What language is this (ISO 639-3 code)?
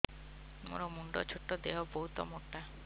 ori